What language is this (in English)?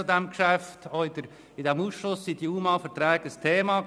Swiss German